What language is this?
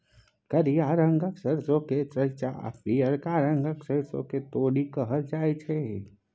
Maithili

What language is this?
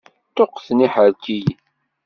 Kabyle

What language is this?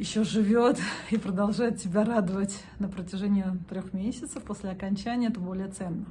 Russian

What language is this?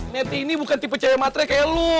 Indonesian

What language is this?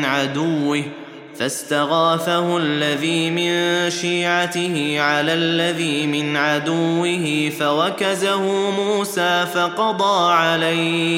Arabic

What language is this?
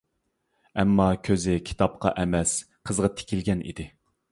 Uyghur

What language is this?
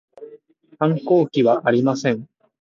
Japanese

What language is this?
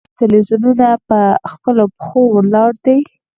Pashto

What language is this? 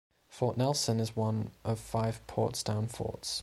English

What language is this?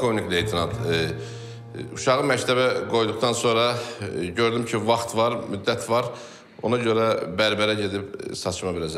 Turkish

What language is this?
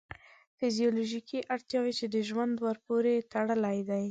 Pashto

